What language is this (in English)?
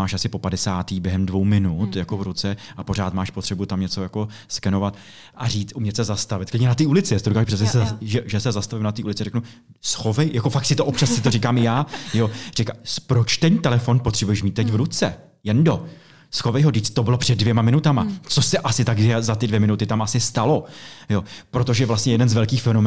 Czech